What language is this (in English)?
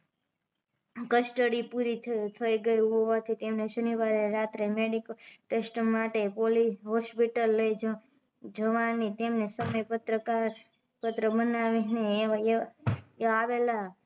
Gujarati